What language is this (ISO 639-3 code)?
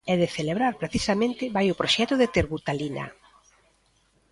glg